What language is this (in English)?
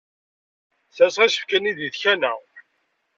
Kabyle